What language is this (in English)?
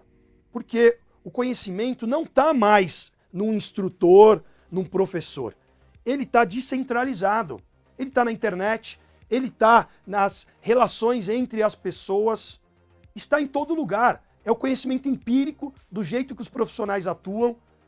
Portuguese